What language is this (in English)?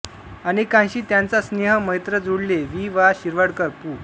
Marathi